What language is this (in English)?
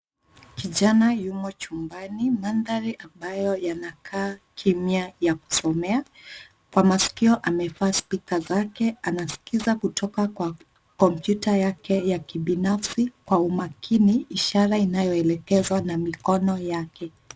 Swahili